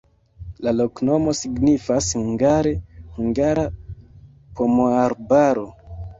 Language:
Esperanto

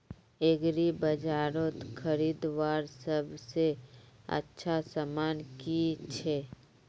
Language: Magahi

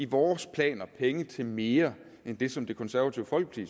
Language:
Danish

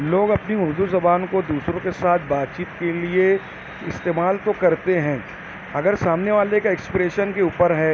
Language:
Urdu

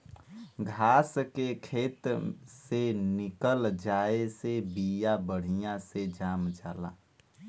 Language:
Bhojpuri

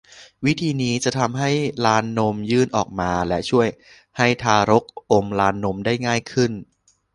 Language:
Thai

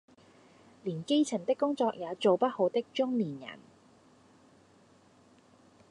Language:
Cantonese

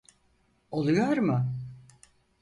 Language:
Turkish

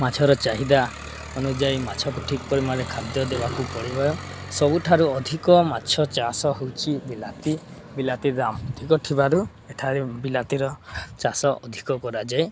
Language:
Odia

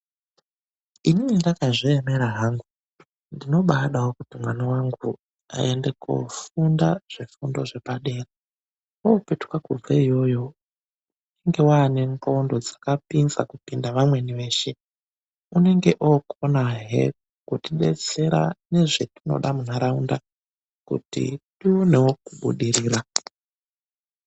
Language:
Ndau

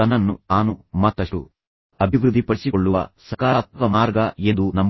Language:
Kannada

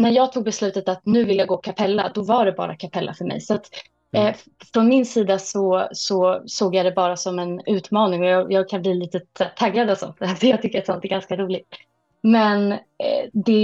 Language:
Swedish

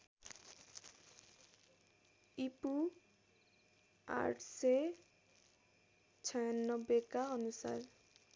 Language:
Nepali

